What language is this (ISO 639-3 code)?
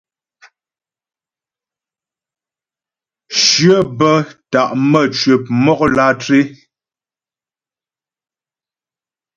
bbj